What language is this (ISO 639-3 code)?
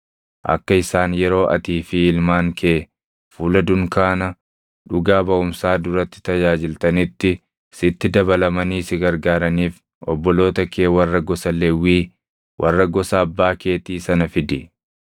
orm